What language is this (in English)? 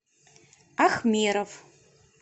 Russian